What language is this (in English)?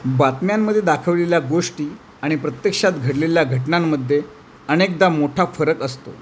Marathi